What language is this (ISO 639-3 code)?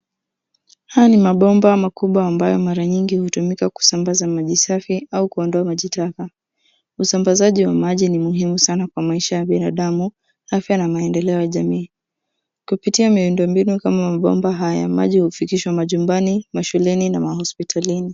swa